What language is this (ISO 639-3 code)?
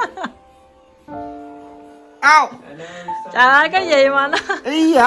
vie